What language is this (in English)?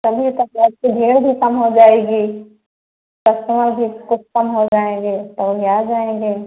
Hindi